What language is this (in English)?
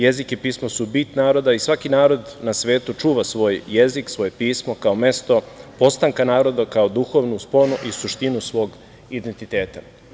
Serbian